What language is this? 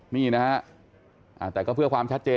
Thai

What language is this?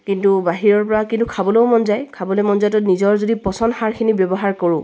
Assamese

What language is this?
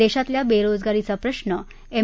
Marathi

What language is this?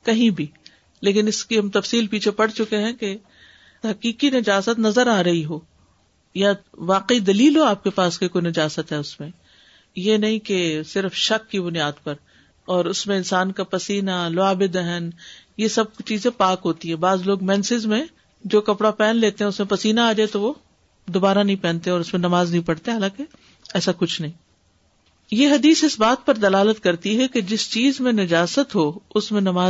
Urdu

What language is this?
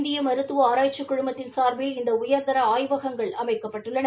Tamil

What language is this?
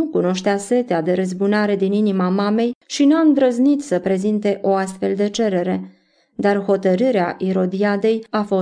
Romanian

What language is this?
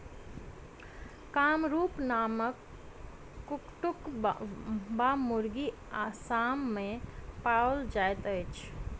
Maithili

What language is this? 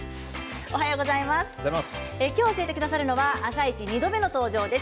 Japanese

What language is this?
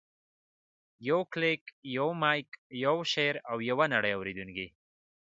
Pashto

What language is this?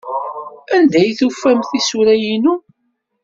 Kabyle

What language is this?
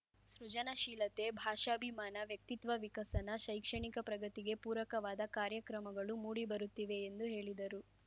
Kannada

